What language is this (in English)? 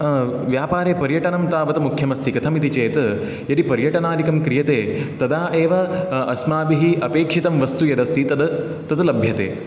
Sanskrit